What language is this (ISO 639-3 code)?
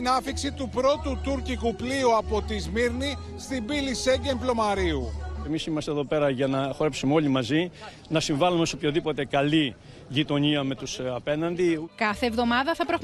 ell